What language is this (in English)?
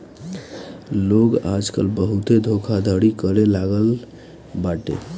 Bhojpuri